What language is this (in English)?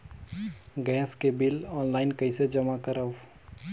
Chhattisgarhi